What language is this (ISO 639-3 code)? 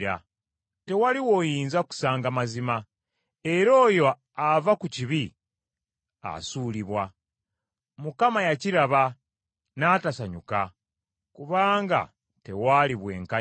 lug